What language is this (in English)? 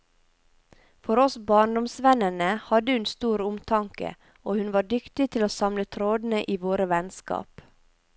Norwegian